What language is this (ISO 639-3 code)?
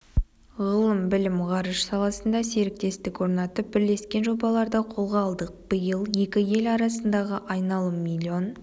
kaz